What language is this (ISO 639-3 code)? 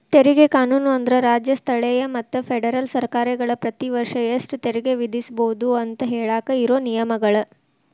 kan